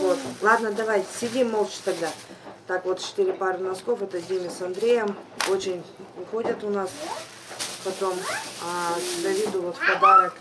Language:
Russian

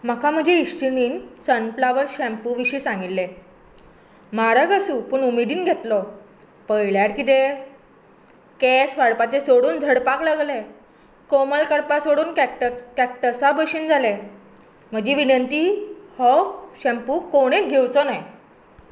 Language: Konkani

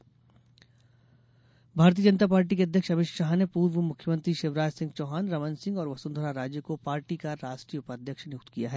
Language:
Hindi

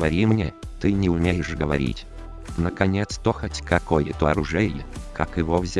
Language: Russian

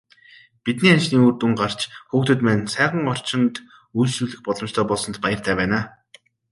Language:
Mongolian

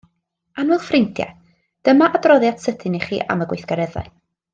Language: Welsh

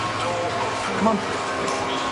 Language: Welsh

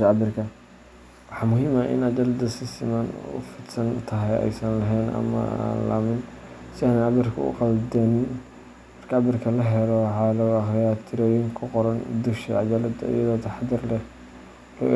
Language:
Somali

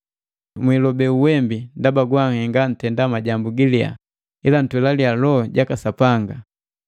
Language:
Matengo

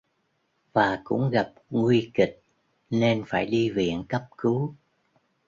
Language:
Vietnamese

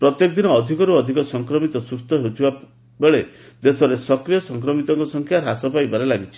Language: Odia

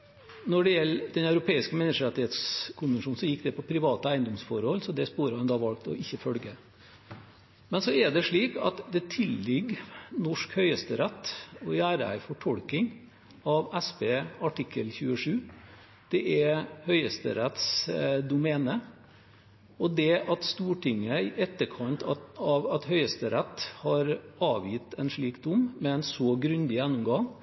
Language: Norwegian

